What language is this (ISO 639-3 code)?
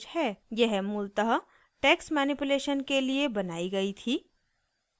hin